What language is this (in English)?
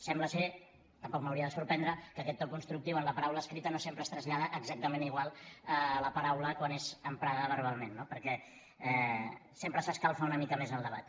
Catalan